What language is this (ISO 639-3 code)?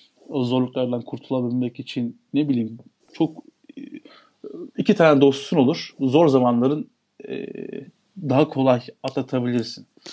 tur